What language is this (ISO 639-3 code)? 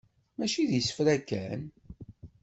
kab